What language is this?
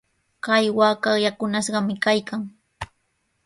Sihuas Ancash Quechua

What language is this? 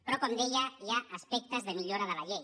Catalan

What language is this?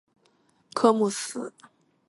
Chinese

